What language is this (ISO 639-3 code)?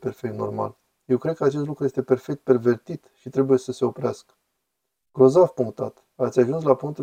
ron